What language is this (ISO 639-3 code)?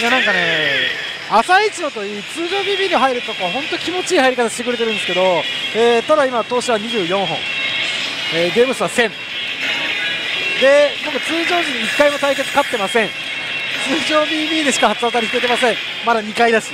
jpn